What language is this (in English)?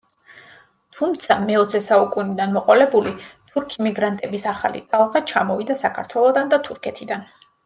Georgian